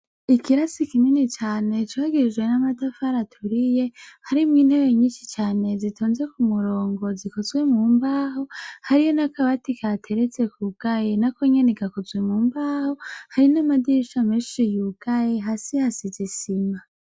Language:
Rundi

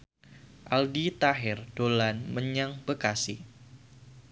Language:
Javanese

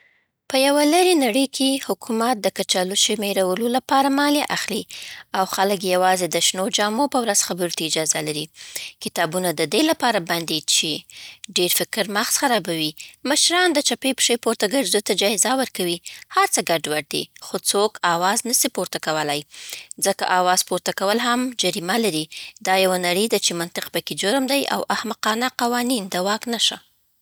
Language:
Southern Pashto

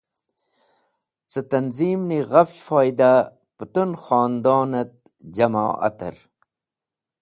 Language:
Wakhi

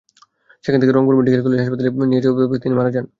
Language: Bangla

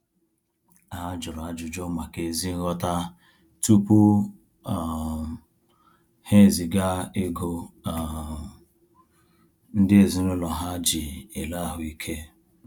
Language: Igbo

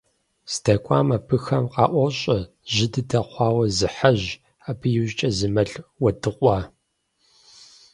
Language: Kabardian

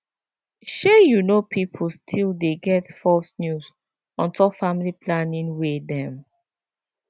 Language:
Nigerian Pidgin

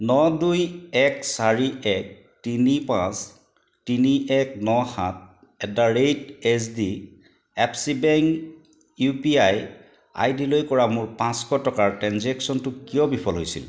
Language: Assamese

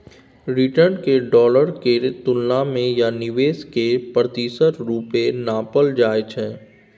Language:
Maithili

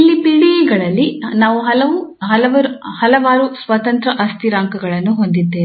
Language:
Kannada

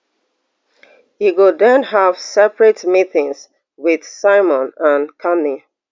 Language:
Nigerian Pidgin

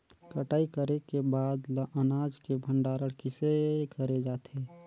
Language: Chhattisgarhi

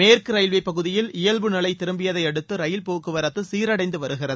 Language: Tamil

